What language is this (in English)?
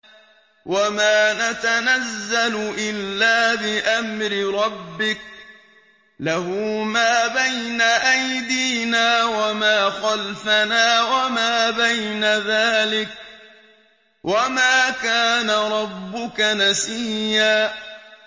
Arabic